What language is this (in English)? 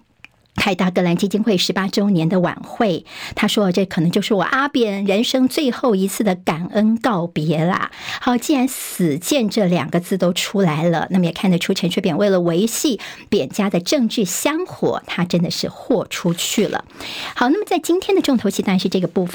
Chinese